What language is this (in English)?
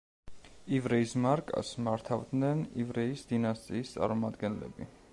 Georgian